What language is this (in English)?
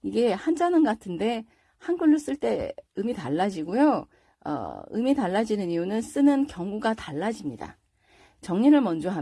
Korean